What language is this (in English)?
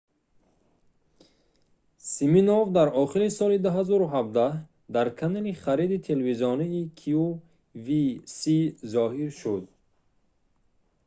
Tajik